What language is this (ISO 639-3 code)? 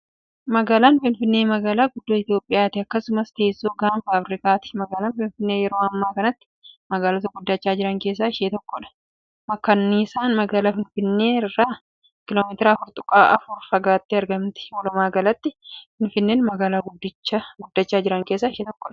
orm